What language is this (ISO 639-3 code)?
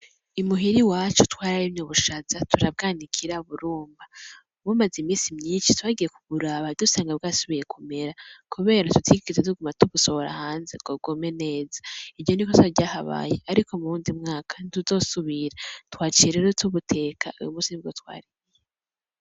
run